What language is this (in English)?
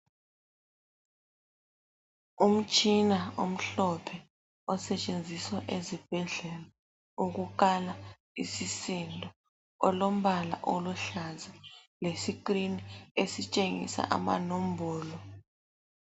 North Ndebele